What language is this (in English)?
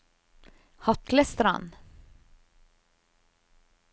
Norwegian